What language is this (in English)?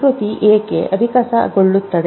Kannada